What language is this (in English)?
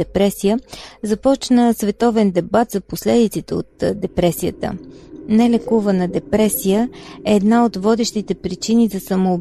Bulgarian